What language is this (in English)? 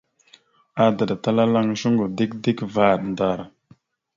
Mada (Cameroon)